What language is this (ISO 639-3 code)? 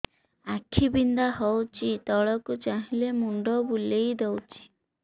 ori